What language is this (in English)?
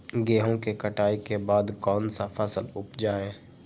Magahi